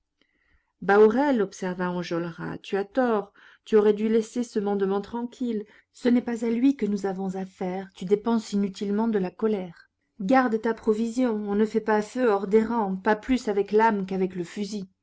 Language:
French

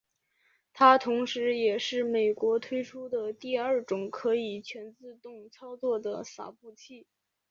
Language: Chinese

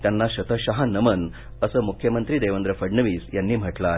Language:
Marathi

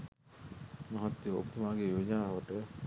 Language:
Sinhala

